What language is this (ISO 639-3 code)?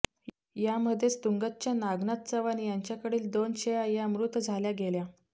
mar